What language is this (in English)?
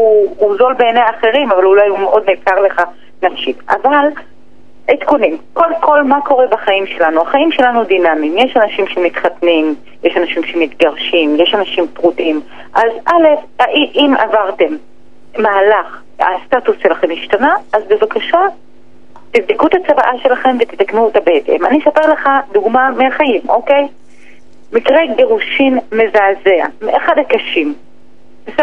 Hebrew